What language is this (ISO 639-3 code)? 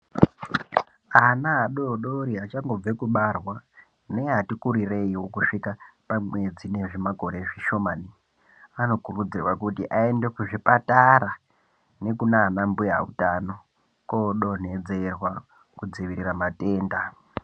ndc